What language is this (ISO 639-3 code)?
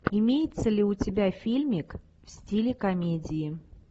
rus